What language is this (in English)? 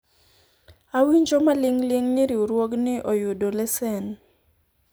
Luo (Kenya and Tanzania)